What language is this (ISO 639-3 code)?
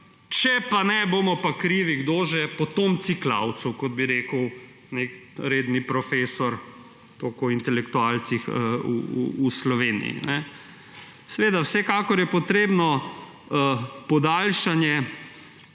slv